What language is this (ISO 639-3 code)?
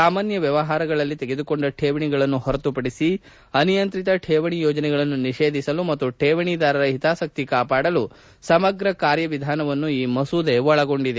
kan